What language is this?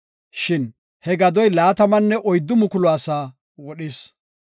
Gofa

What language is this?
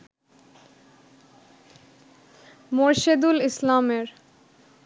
Bangla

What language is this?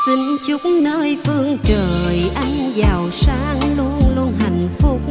Vietnamese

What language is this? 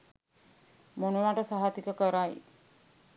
Sinhala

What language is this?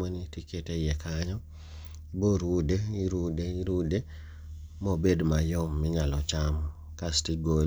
Luo (Kenya and Tanzania)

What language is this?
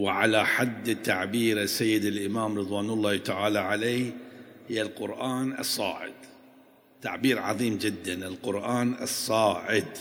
Arabic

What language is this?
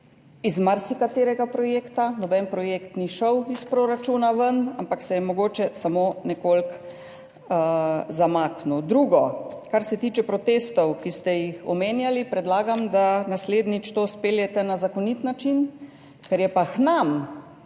Slovenian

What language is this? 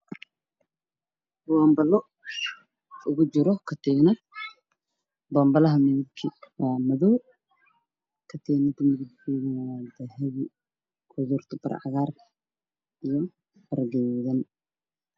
Somali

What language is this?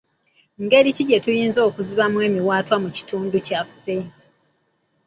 Ganda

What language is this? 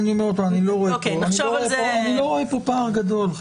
Hebrew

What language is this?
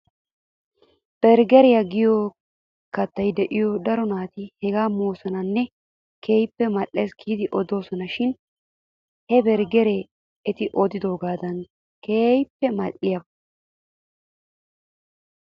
Wolaytta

